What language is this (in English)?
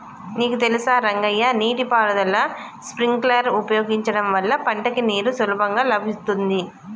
Telugu